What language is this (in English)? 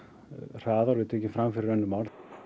Icelandic